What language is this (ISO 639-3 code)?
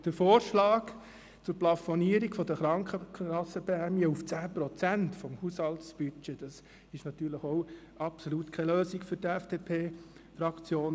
gsw